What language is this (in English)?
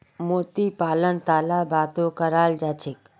Magahi